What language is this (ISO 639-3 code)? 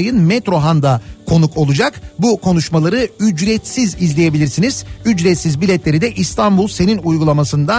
tur